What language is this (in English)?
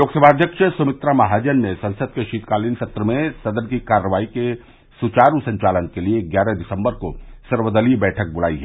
Hindi